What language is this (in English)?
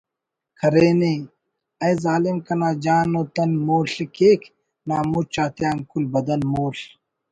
Brahui